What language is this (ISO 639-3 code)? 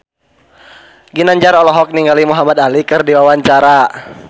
sun